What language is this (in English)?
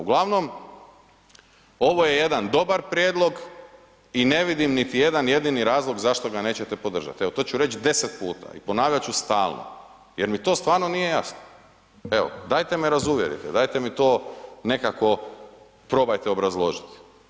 Croatian